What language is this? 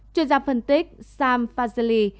Vietnamese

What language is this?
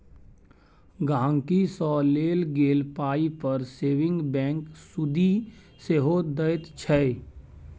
Maithili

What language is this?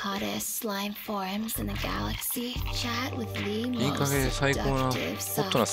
Japanese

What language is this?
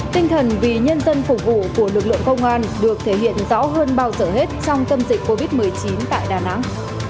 Vietnamese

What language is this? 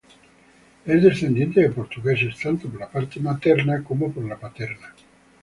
Spanish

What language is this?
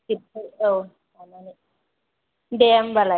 Bodo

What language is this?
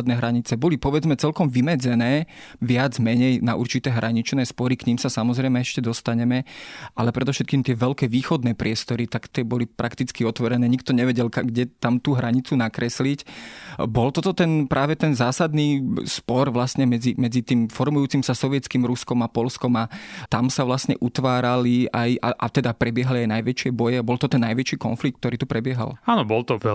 Slovak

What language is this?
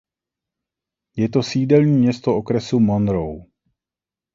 Czech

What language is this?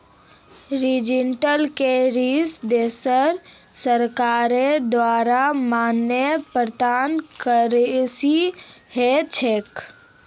Magahi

